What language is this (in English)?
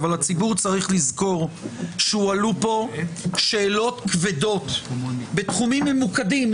Hebrew